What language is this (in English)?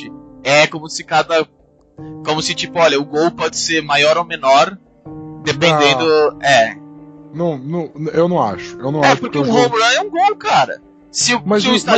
Portuguese